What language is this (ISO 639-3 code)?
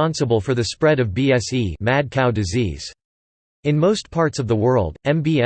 eng